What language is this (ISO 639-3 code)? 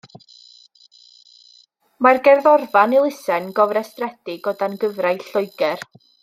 cym